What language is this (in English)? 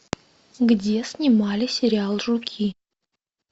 Russian